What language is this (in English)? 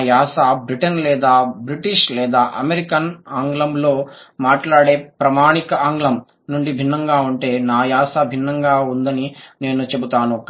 Telugu